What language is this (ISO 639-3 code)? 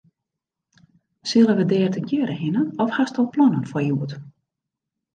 fry